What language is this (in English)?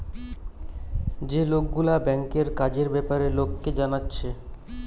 Bangla